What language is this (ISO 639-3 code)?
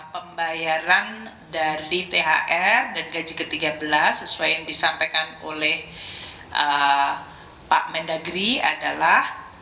ind